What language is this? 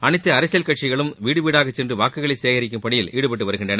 Tamil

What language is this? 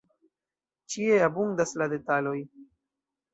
Esperanto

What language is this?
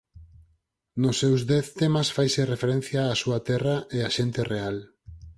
Galician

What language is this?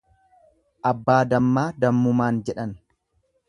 Oromo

